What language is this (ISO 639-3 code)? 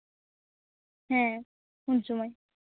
sat